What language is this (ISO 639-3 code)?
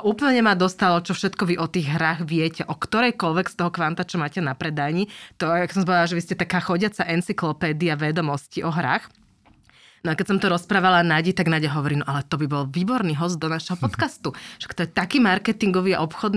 slk